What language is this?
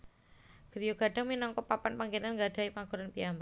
Javanese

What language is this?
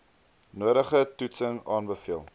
Afrikaans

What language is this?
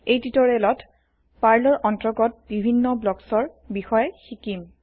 Assamese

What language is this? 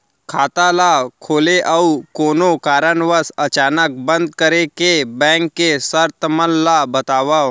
Chhattisgarhi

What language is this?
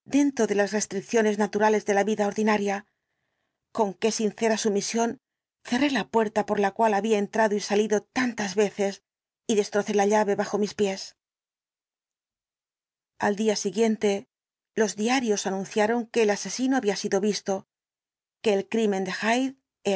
Spanish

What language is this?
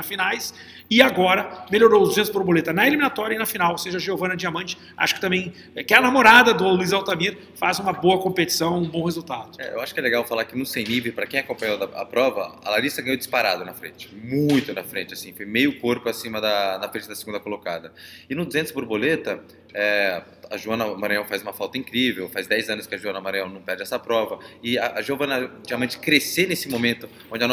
Portuguese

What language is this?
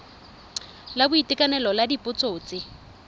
Tswana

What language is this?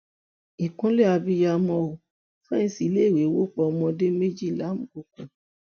Yoruba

